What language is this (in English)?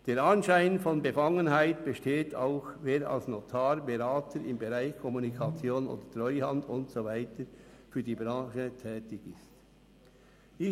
Swiss German